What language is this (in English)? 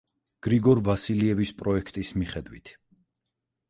Georgian